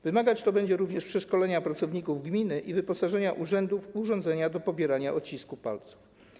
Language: Polish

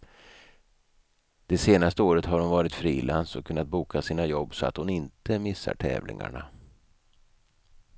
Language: Swedish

